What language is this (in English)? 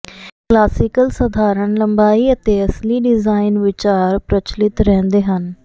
Punjabi